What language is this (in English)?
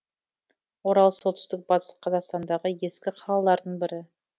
Kazakh